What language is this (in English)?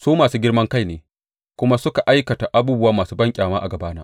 Hausa